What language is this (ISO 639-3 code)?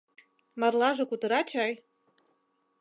chm